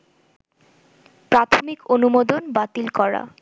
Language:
Bangla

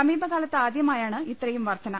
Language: Malayalam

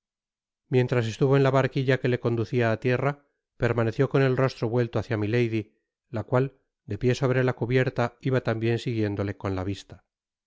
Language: Spanish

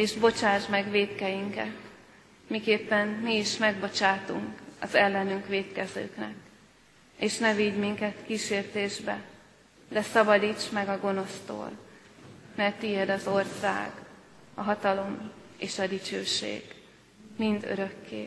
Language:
Hungarian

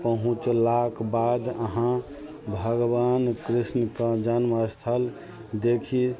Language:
Maithili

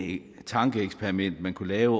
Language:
Danish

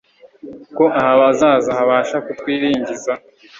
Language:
Kinyarwanda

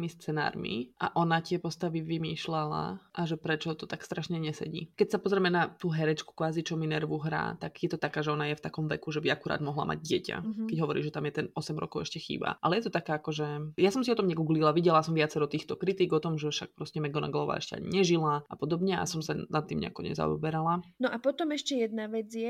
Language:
Slovak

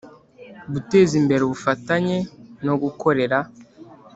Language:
Kinyarwanda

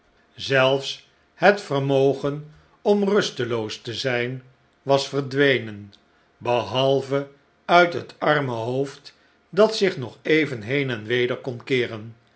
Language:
Dutch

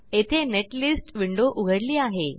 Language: Marathi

